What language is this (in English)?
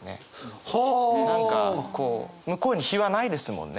Japanese